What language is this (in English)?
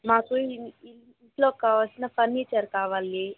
Telugu